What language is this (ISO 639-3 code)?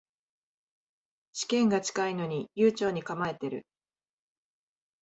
jpn